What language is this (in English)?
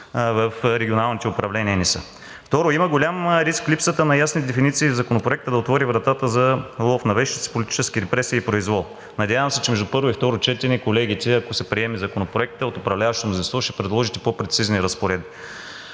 Bulgarian